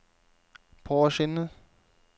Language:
Norwegian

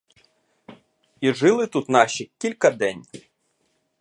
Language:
Ukrainian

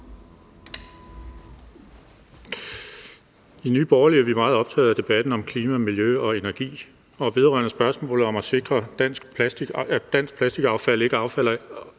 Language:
Danish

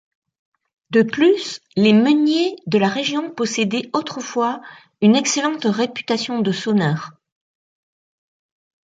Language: French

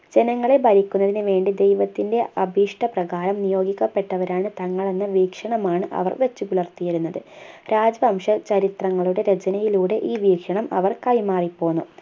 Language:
Malayalam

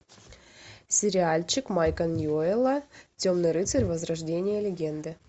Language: Russian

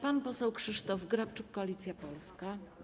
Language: Polish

